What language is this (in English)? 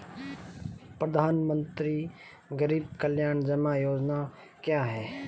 Hindi